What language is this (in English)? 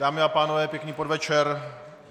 Czech